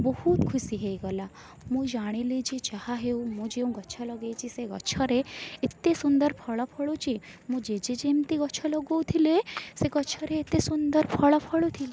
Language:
Odia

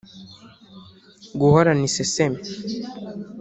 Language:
Kinyarwanda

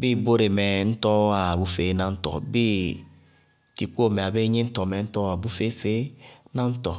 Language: Bago-Kusuntu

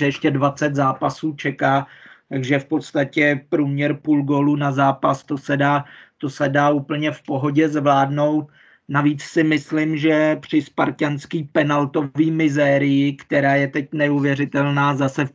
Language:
Czech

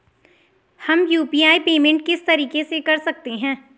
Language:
Hindi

